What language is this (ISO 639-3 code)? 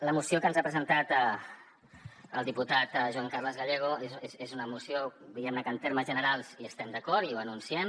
cat